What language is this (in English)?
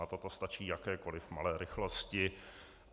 Czech